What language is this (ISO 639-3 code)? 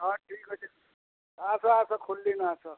ori